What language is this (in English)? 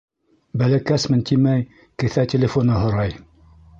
Bashkir